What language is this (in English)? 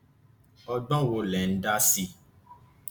Yoruba